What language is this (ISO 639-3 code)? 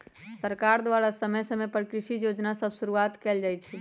mag